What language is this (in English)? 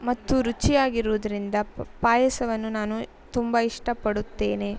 Kannada